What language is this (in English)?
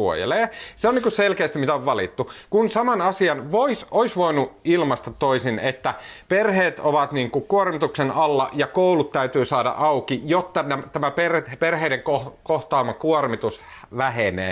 Finnish